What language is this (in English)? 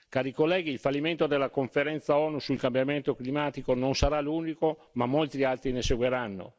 Italian